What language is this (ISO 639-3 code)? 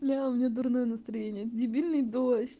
rus